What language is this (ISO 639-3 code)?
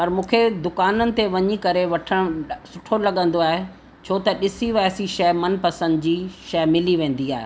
snd